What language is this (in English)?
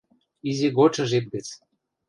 Western Mari